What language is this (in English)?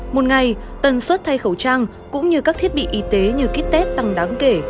Vietnamese